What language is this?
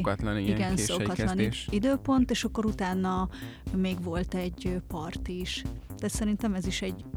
Hungarian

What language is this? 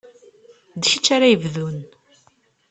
Kabyle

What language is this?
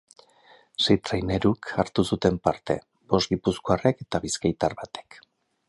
Basque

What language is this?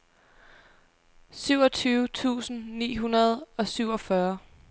Danish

